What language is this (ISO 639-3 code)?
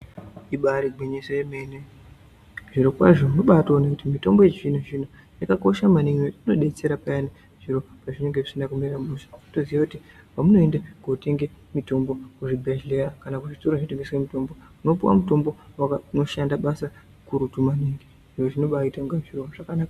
ndc